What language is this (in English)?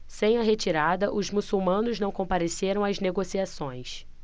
Portuguese